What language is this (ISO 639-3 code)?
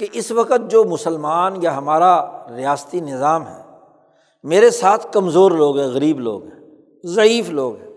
urd